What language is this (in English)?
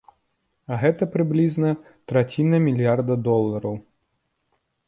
Belarusian